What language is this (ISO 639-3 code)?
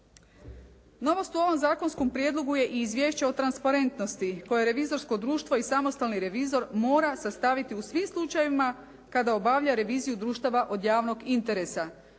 hrv